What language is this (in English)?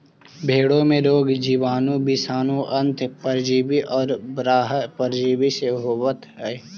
Magahi